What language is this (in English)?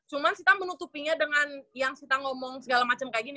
Indonesian